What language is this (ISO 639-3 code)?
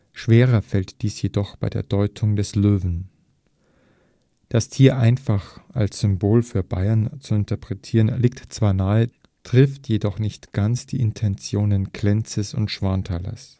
deu